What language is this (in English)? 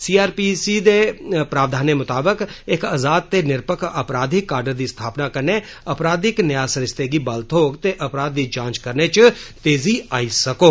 Dogri